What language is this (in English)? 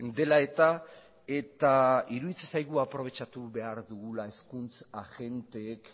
Basque